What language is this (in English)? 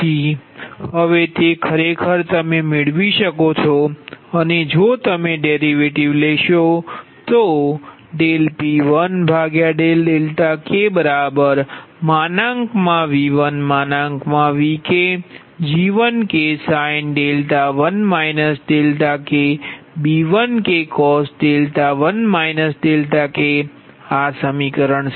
Gujarati